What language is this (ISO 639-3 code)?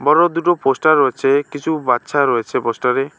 ben